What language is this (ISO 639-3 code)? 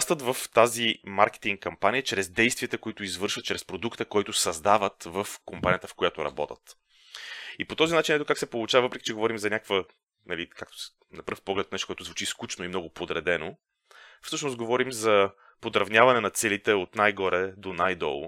bul